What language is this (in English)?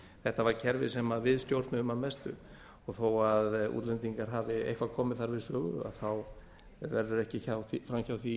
Icelandic